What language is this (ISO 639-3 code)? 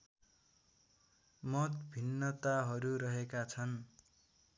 nep